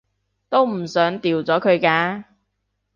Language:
Cantonese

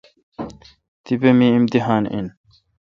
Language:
Kalkoti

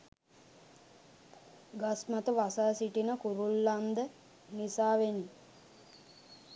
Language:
Sinhala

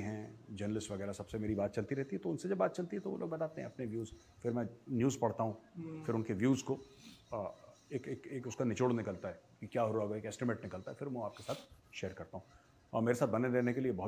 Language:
Hindi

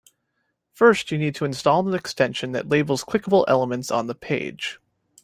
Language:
English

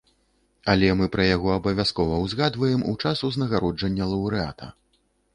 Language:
Belarusian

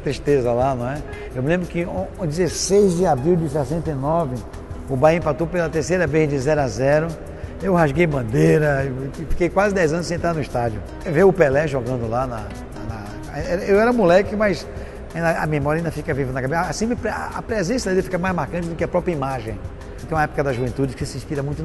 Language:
Portuguese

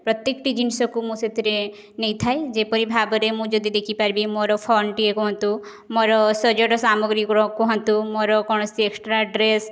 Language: Odia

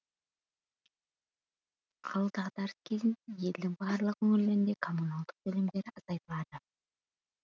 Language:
Kazakh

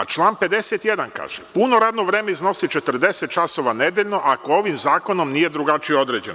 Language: Serbian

